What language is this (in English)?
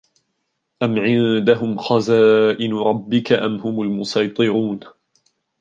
Arabic